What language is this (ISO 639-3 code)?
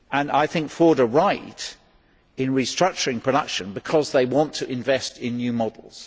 eng